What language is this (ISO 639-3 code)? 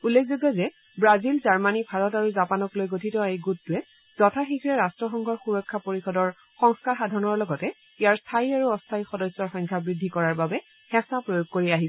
asm